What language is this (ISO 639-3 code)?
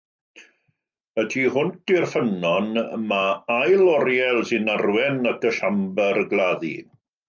cym